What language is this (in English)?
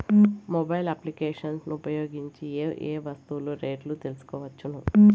Telugu